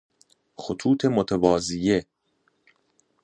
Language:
Persian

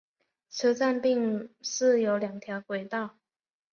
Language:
Chinese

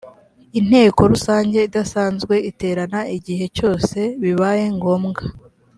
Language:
Kinyarwanda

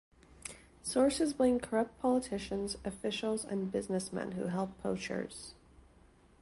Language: English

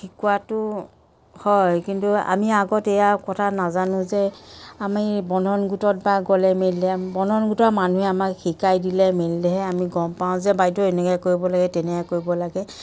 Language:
Assamese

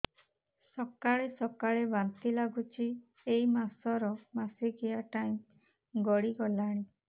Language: Odia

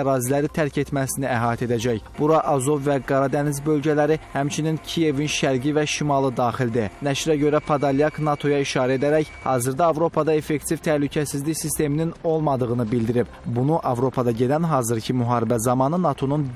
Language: Turkish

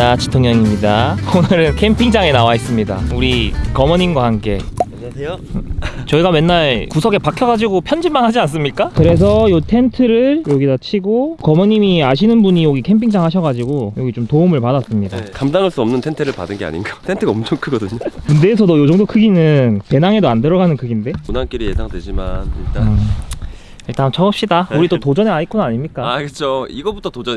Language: Korean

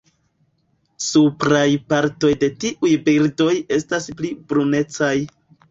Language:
Esperanto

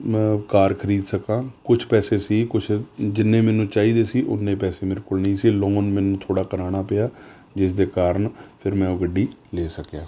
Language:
Punjabi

